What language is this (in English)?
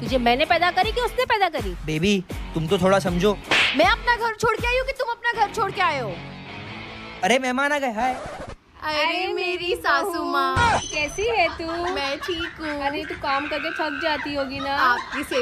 French